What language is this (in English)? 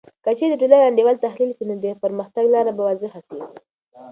Pashto